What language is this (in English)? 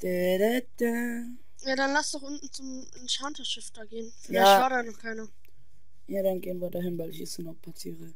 German